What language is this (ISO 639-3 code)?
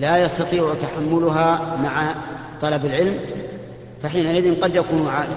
ara